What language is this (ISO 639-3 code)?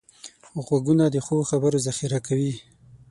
pus